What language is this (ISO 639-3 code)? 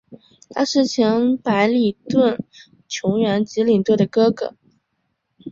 zho